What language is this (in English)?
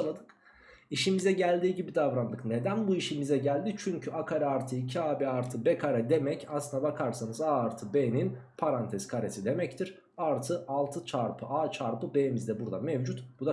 Turkish